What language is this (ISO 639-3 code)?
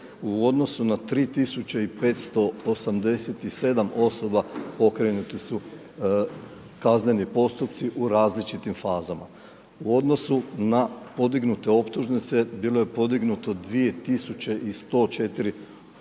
hrv